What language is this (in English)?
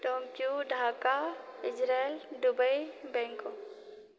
Maithili